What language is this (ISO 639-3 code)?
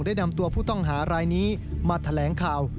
tha